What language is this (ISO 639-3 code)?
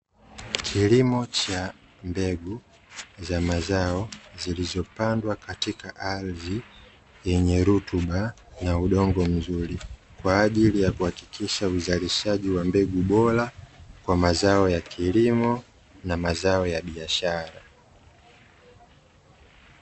swa